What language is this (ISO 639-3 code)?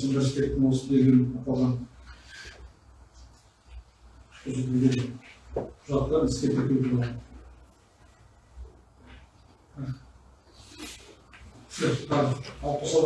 tur